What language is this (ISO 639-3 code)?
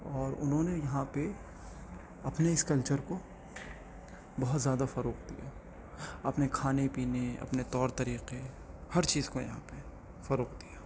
urd